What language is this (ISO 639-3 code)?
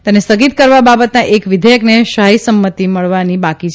guj